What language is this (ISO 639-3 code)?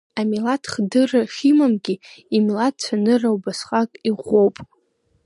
abk